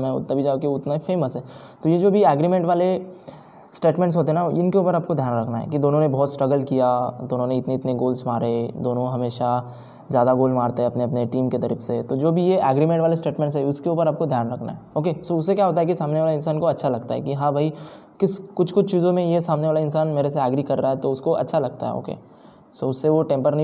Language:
Hindi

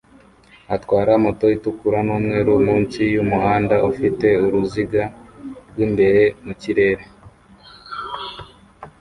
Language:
Kinyarwanda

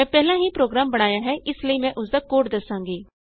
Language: Punjabi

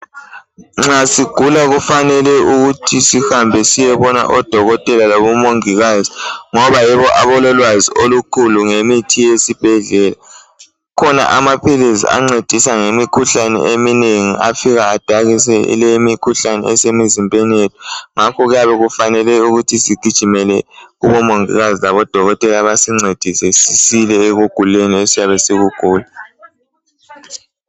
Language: North Ndebele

